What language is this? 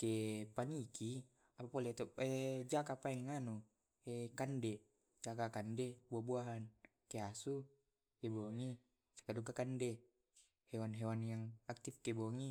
Tae'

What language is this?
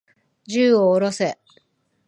Japanese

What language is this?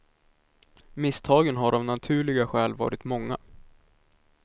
Swedish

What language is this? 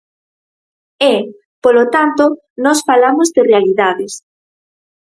Galician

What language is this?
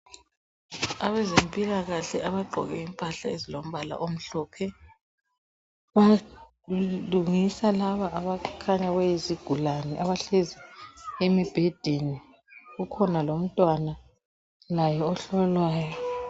North Ndebele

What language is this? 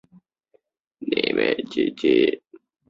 Chinese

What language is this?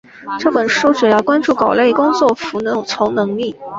Chinese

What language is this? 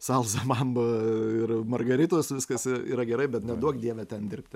Lithuanian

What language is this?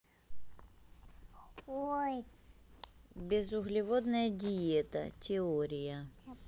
Russian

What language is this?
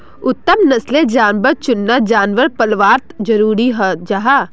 Magahi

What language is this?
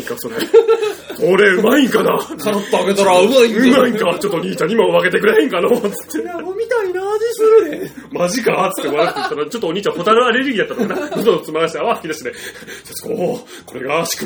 Japanese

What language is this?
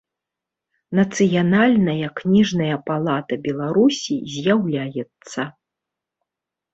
Belarusian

